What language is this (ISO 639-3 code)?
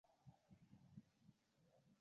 uzb